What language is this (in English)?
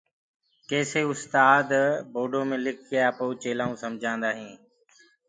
Gurgula